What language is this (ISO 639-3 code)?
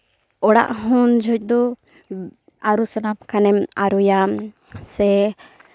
sat